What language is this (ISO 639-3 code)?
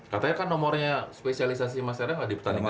ind